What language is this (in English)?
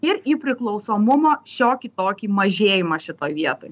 Lithuanian